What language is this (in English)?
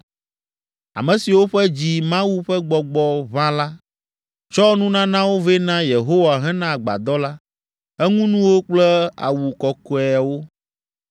Ewe